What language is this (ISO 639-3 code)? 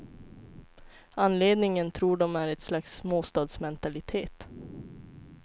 swe